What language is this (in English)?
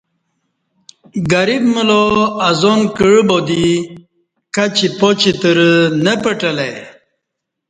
Kati